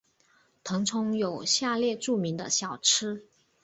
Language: Chinese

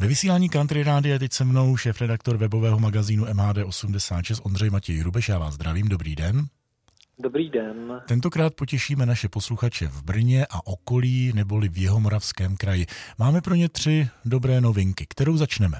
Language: Czech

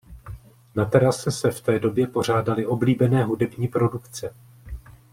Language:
Czech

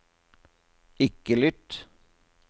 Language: Norwegian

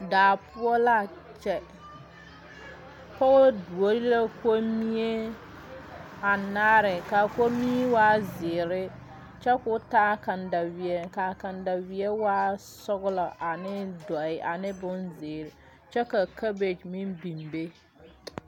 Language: Southern Dagaare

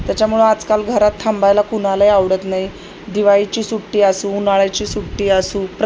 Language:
Marathi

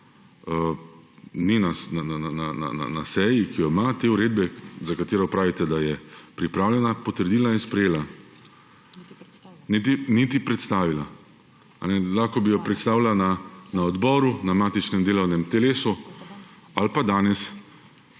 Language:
Slovenian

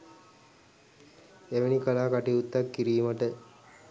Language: Sinhala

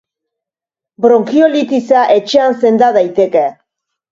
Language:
Basque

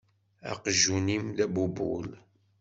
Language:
Kabyle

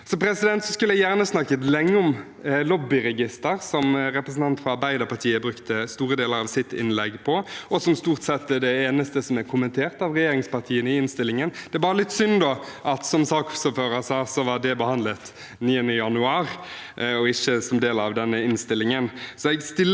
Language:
Norwegian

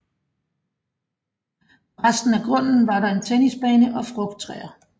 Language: Danish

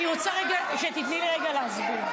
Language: Hebrew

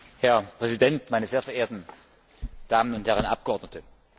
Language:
German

